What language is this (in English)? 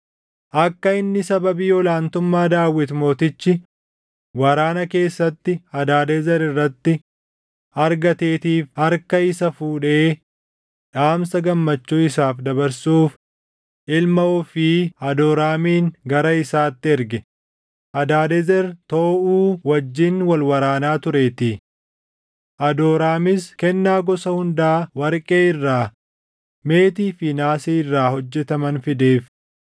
Oromo